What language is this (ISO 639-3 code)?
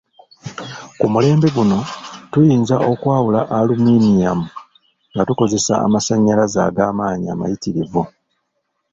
lug